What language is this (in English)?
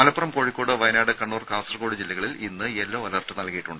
Malayalam